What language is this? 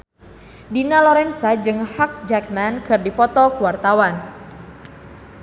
Sundanese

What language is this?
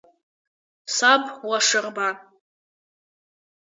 Abkhazian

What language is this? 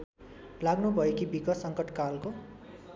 Nepali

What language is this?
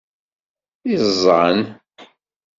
Kabyle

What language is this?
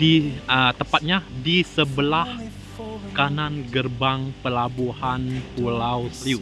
Indonesian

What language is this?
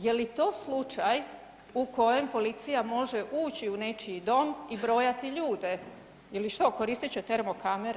Croatian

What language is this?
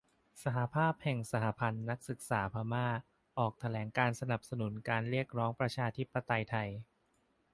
Thai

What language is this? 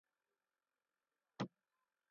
Kohistani Shina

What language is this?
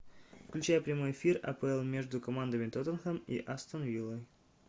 Russian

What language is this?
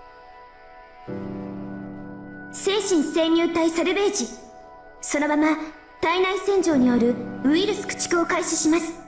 Japanese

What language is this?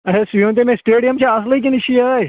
Kashmiri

